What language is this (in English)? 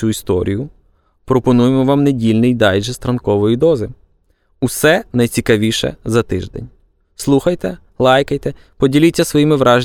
Ukrainian